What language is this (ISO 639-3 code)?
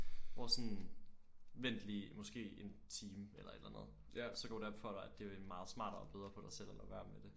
dan